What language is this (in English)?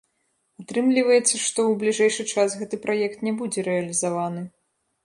Belarusian